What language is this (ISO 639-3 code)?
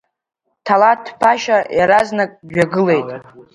abk